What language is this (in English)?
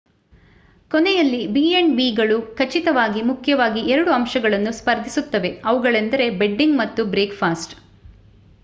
Kannada